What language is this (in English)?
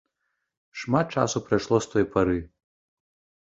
Belarusian